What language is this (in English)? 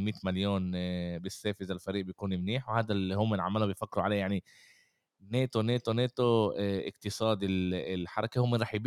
Arabic